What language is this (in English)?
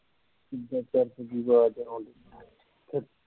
Punjabi